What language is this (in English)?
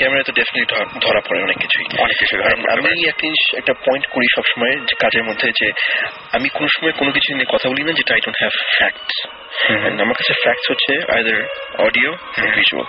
Bangla